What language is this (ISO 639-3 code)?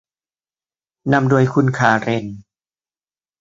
tha